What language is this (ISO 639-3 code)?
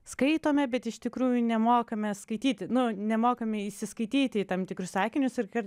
lit